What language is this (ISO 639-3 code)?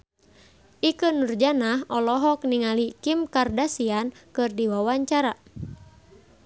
sun